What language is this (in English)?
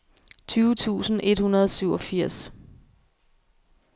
Danish